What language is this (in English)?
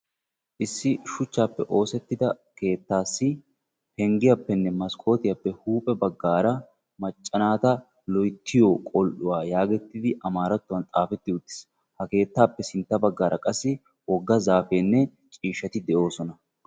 Wolaytta